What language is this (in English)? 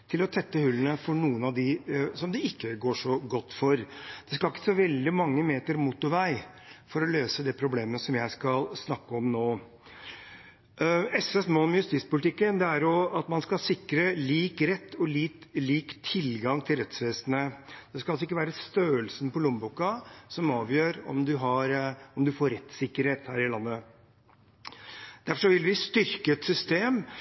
Norwegian Bokmål